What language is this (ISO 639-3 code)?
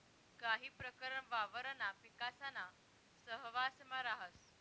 mar